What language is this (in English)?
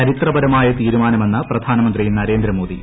Malayalam